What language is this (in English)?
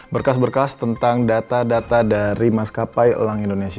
Indonesian